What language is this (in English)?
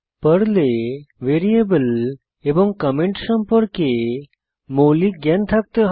Bangla